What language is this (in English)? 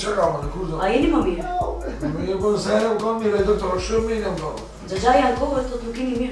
Romanian